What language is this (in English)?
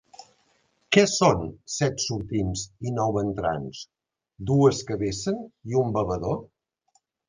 Catalan